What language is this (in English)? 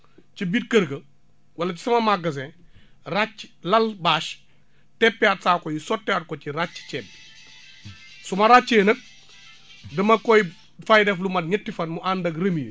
Wolof